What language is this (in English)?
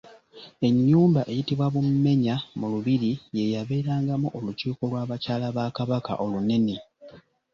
Ganda